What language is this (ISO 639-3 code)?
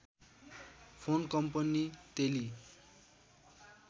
nep